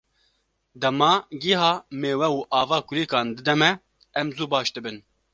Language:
Kurdish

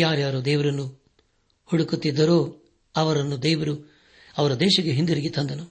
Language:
Kannada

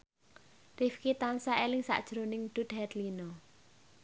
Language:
Javanese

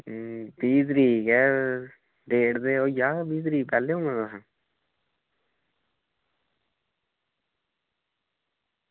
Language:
Dogri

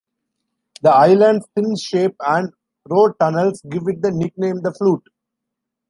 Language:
English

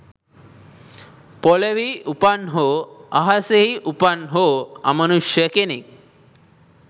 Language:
Sinhala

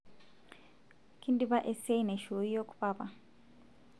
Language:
Masai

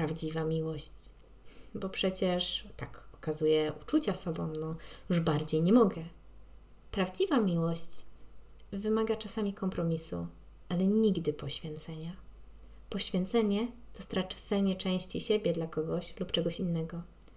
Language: Polish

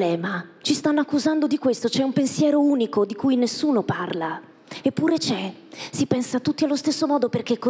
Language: Italian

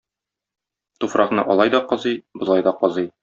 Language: Tatar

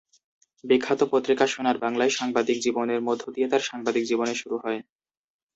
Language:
Bangla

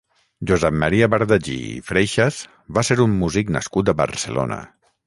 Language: Catalan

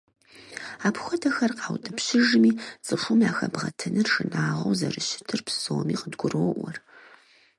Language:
Kabardian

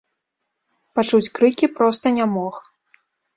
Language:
Belarusian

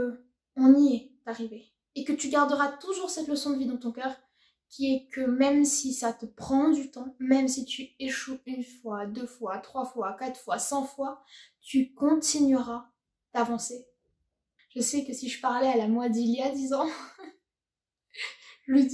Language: French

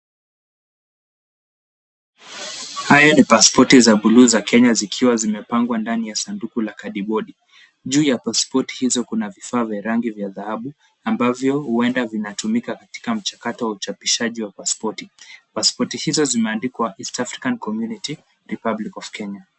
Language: Swahili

